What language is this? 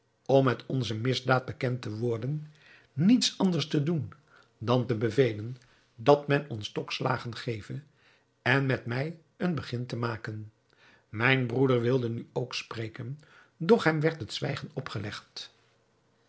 Dutch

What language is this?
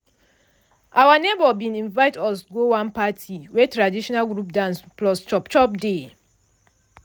Nigerian Pidgin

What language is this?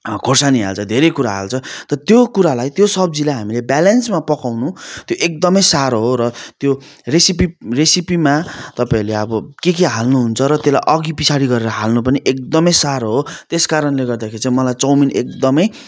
Nepali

